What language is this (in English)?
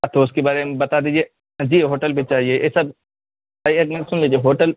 Urdu